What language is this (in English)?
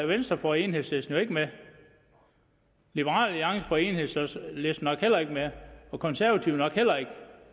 Danish